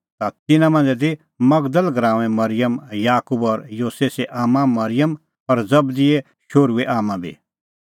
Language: Kullu Pahari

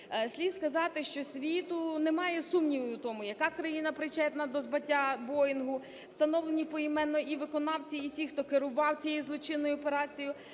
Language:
Ukrainian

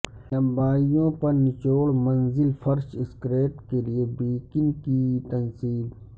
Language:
Urdu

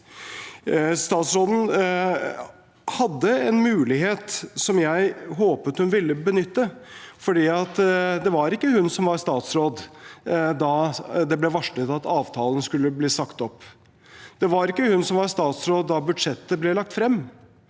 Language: Norwegian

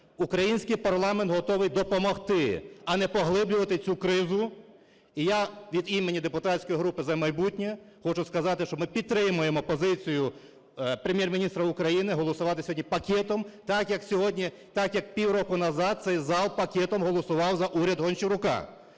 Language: Ukrainian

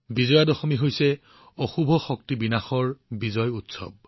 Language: Assamese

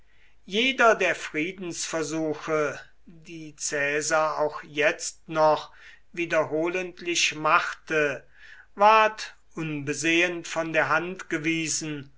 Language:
German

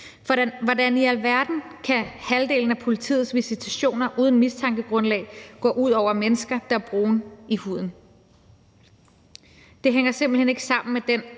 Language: Danish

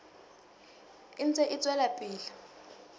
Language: Southern Sotho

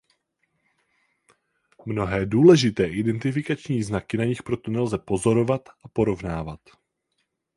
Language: Czech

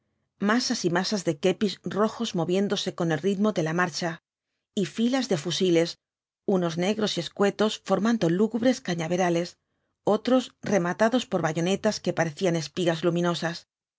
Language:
Spanish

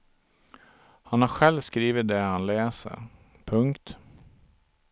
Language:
Swedish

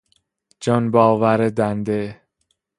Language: Persian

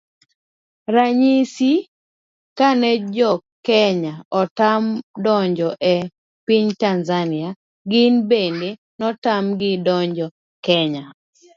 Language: Luo (Kenya and Tanzania)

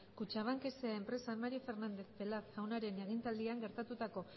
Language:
Basque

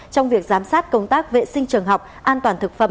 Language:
Vietnamese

